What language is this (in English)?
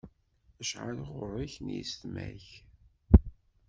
Kabyle